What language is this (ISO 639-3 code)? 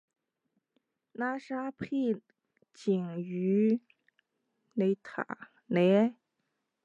zho